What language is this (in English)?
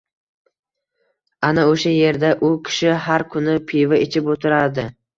Uzbek